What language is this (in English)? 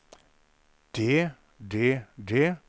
Norwegian